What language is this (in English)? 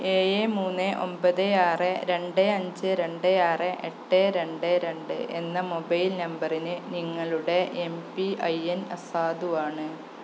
Malayalam